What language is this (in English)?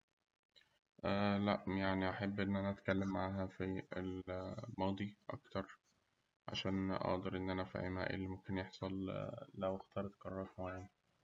Egyptian Arabic